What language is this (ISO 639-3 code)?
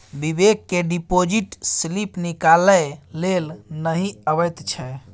mai